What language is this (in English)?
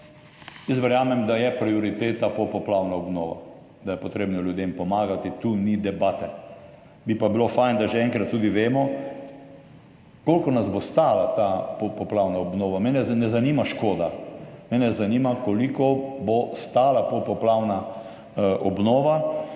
Slovenian